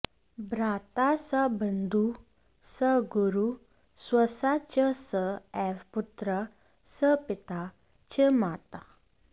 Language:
Sanskrit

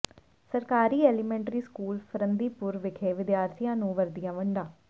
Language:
Punjabi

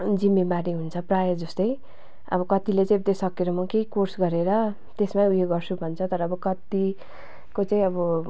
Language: Nepali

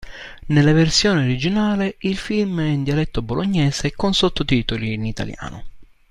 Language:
Italian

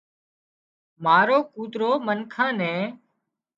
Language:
Wadiyara Koli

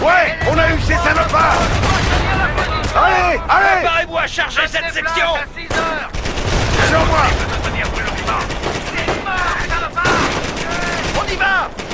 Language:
French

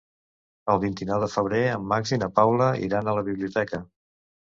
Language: Catalan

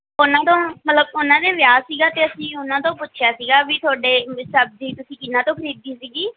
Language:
Punjabi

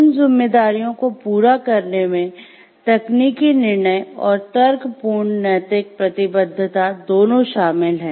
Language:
Hindi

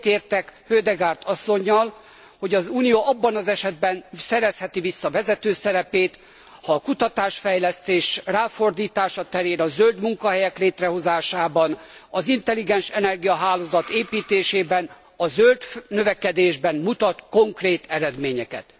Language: Hungarian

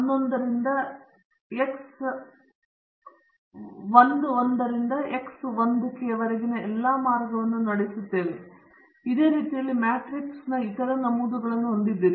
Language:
Kannada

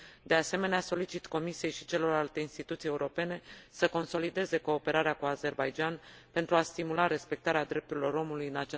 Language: Romanian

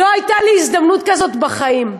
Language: Hebrew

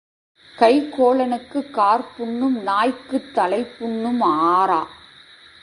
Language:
Tamil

